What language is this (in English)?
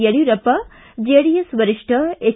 Kannada